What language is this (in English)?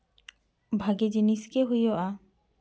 Santali